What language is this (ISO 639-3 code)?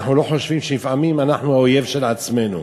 heb